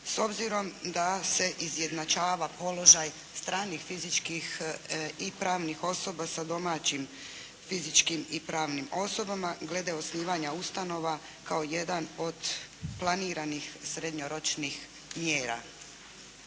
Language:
Croatian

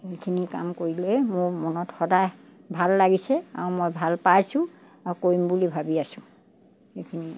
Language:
Assamese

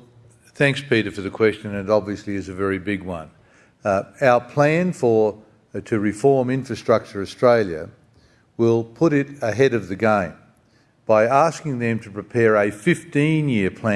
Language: English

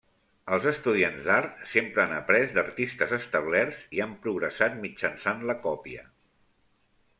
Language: Catalan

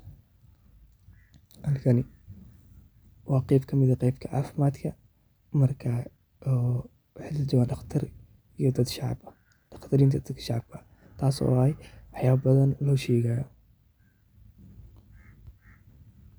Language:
Somali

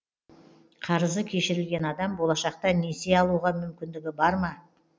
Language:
Kazakh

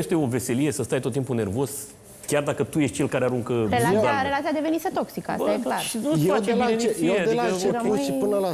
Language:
Romanian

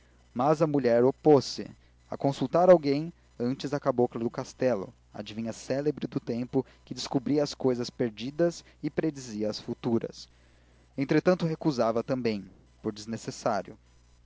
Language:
Portuguese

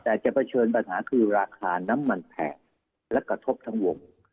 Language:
Thai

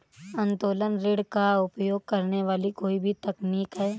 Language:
Hindi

